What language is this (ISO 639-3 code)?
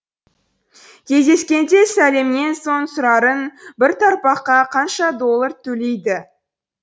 kaz